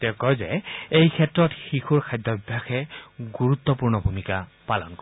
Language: Assamese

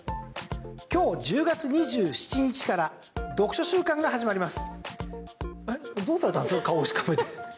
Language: Japanese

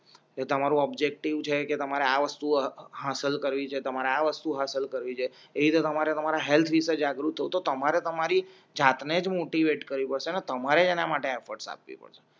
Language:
Gujarati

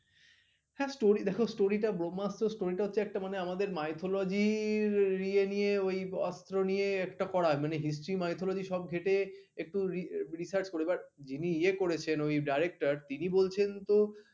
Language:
Bangla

